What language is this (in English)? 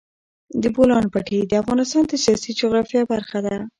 Pashto